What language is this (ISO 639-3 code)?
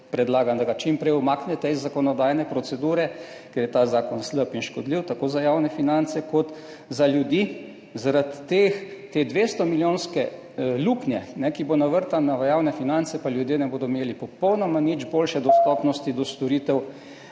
slv